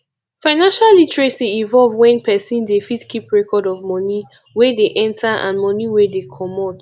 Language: Nigerian Pidgin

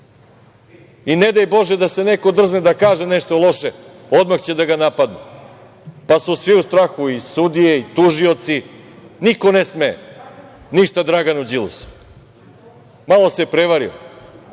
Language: Serbian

